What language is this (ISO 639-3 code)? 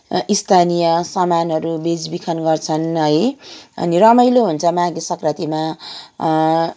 nep